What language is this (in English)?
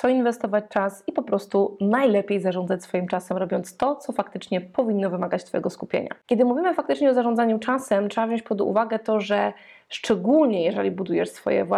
Polish